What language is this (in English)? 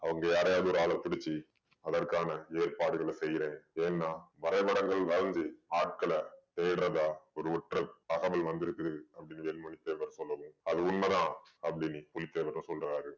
Tamil